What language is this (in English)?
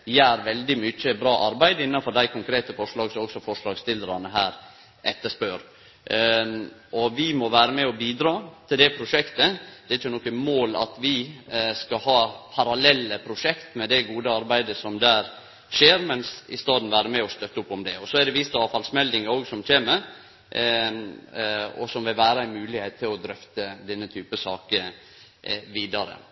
Norwegian Nynorsk